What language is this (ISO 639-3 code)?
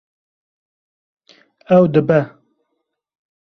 kur